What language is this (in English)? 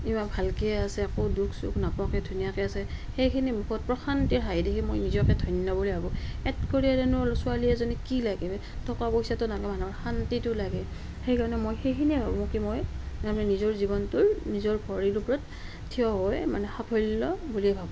Assamese